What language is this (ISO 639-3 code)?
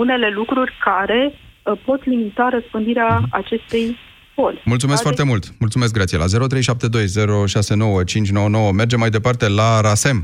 ron